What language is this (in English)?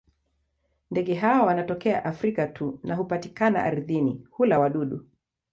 Swahili